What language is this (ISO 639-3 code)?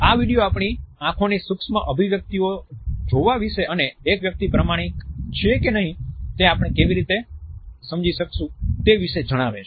guj